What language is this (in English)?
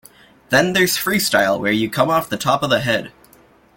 English